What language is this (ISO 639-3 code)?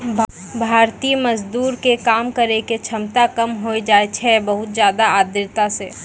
mai